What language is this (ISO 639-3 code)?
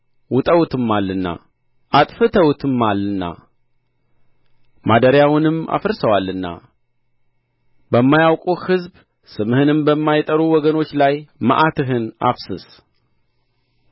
amh